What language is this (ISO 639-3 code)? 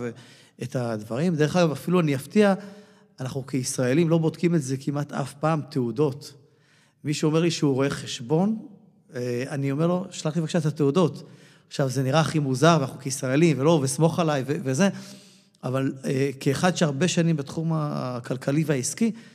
heb